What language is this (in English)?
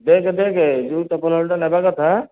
Odia